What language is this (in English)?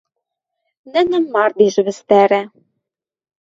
Western Mari